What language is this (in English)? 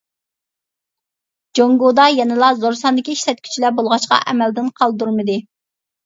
Uyghur